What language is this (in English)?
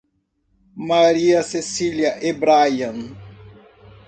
Portuguese